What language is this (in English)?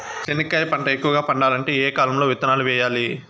Telugu